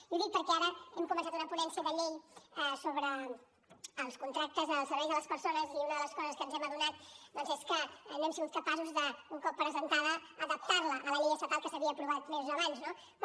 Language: Catalan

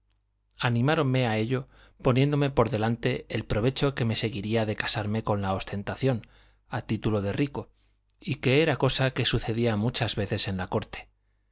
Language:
Spanish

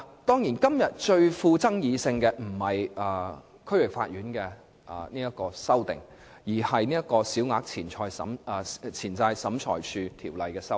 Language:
Cantonese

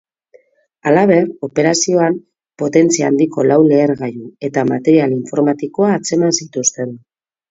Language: Basque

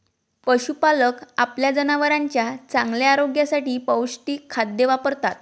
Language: Marathi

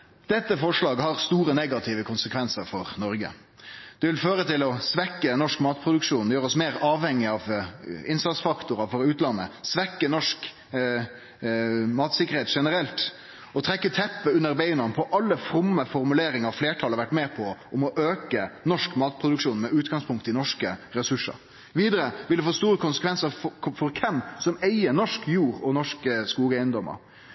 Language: Norwegian Nynorsk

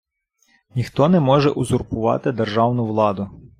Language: Ukrainian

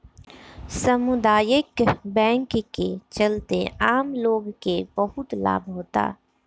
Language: Bhojpuri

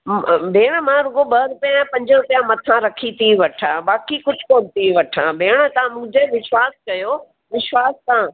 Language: Sindhi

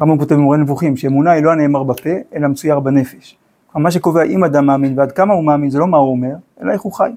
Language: Hebrew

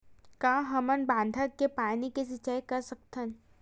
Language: Chhattisgarhi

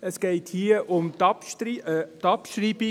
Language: Swiss German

